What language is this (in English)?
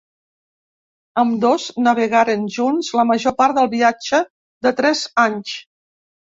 Catalan